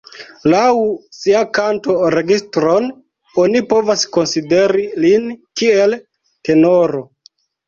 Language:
Esperanto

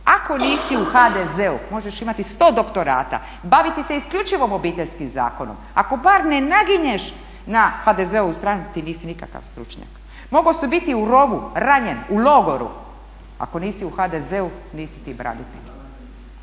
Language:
Croatian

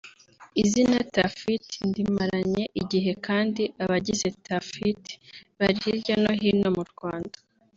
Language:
Kinyarwanda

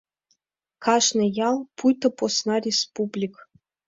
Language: Mari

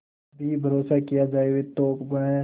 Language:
Hindi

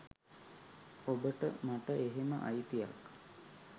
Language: Sinhala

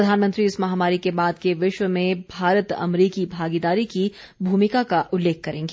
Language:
Hindi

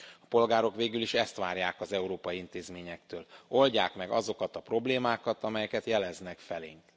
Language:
Hungarian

